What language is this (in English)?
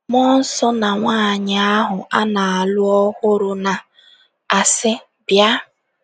Igbo